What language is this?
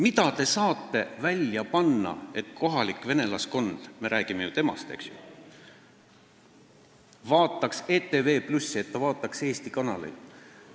Estonian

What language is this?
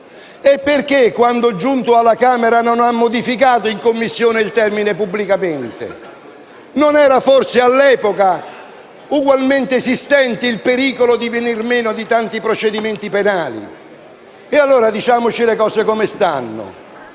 Italian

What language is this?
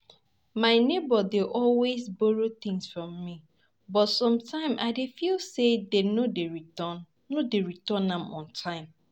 Nigerian Pidgin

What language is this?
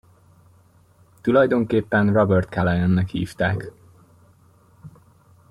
Hungarian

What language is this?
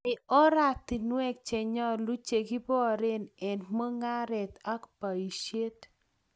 Kalenjin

